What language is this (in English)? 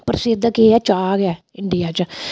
Dogri